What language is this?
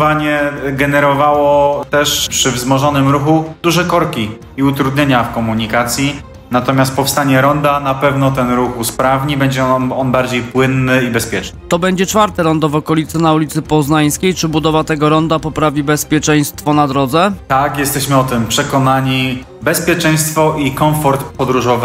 Polish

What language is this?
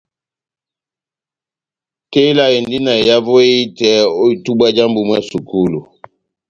Batanga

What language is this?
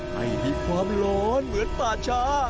Thai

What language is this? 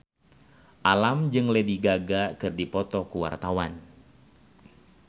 Sundanese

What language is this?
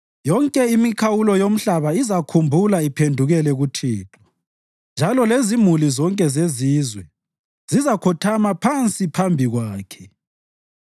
North Ndebele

